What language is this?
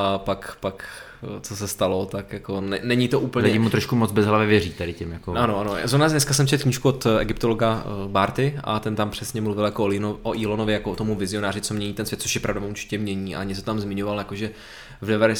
Czech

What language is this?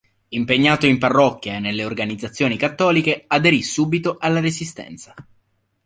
Italian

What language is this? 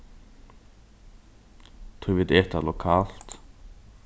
Faroese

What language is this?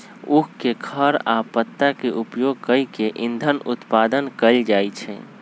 Magahi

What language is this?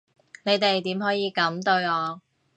Cantonese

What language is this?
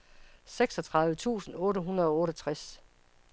Danish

